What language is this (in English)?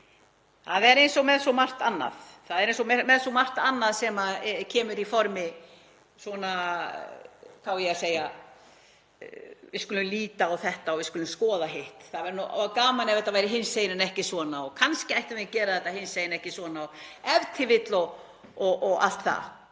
Icelandic